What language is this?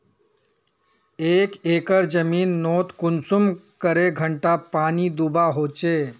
Magahi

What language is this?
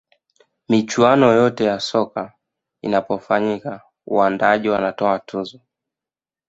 Swahili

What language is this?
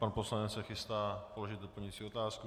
Czech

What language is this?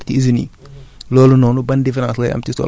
Wolof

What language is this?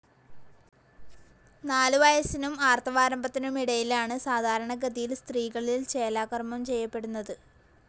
Malayalam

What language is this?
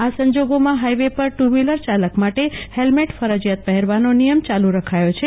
Gujarati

